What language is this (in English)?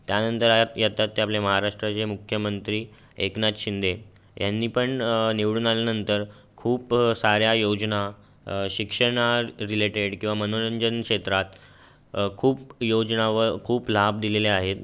Marathi